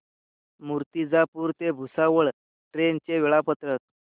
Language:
Marathi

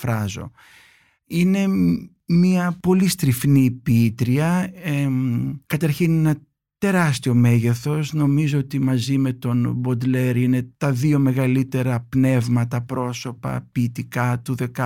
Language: Greek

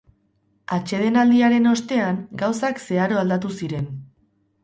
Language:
Basque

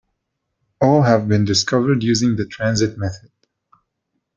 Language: English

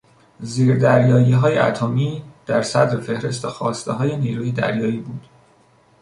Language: Persian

